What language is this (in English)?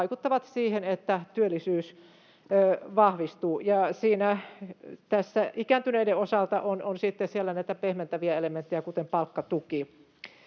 Finnish